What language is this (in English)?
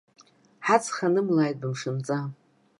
Abkhazian